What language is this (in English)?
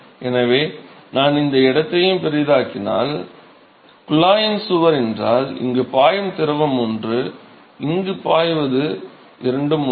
Tamil